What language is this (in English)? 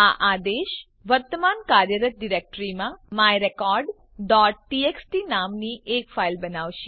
Gujarati